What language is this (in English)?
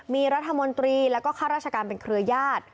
Thai